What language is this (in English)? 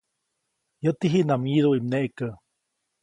Copainalá Zoque